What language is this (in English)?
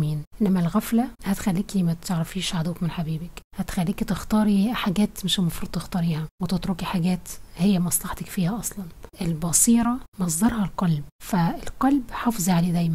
Arabic